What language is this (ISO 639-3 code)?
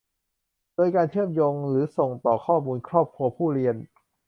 tha